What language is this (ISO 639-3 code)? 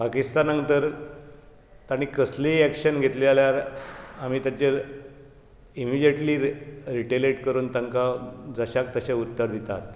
kok